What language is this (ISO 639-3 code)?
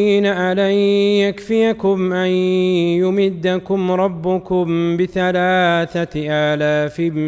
ara